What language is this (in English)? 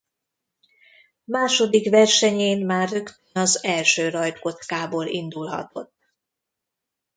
Hungarian